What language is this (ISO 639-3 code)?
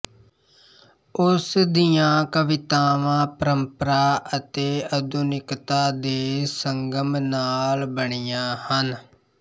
pan